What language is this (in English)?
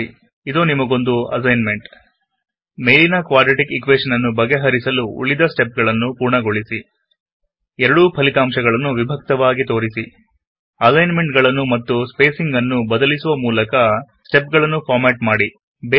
Kannada